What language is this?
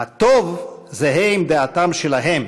Hebrew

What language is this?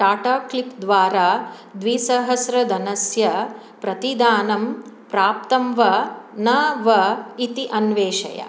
Sanskrit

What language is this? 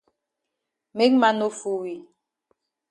Cameroon Pidgin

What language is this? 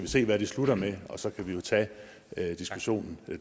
Danish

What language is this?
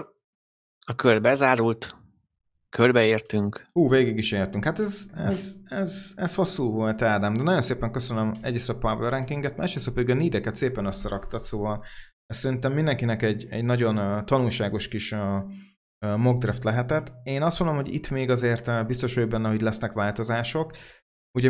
Hungarian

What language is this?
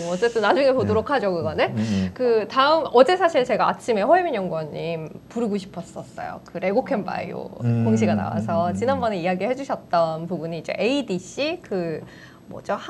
Korean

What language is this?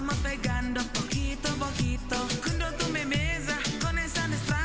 Indonesian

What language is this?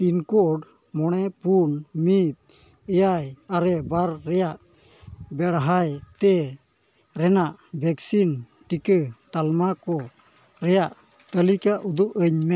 Santali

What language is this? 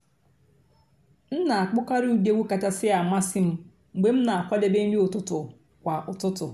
Igbo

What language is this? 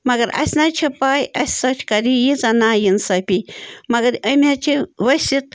Kashmiri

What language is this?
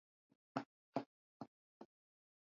Swahili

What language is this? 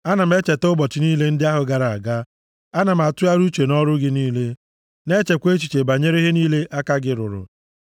Igbo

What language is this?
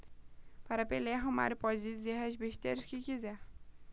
Portuguese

